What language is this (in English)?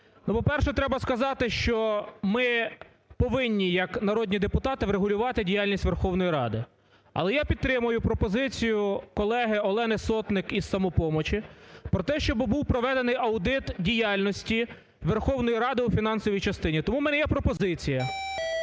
Ukrainian